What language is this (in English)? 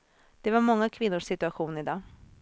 Swedish